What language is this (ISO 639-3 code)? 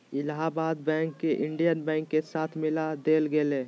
mag